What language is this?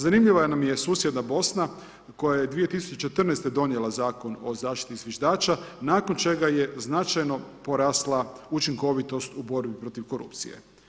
Croatian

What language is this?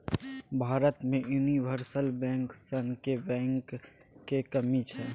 Maithili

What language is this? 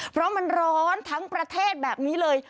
Thai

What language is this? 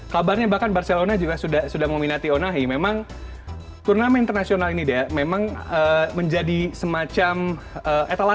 Indonesian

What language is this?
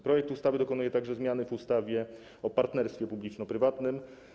Polish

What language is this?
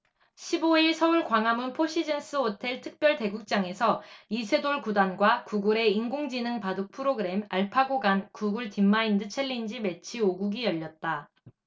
Korean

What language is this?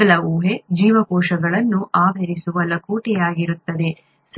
Kannada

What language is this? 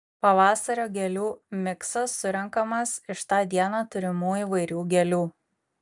Lithuanian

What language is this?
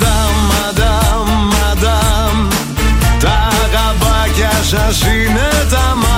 Greek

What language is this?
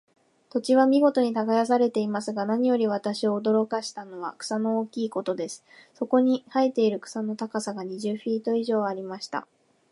Japanese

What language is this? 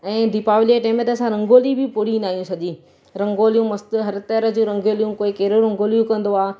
Sindhi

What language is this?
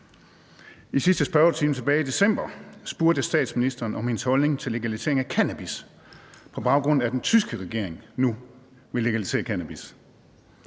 Danish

